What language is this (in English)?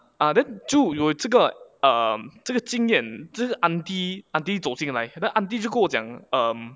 English